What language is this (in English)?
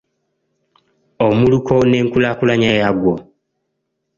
Ganda